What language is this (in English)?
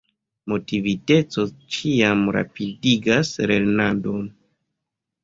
Esperanto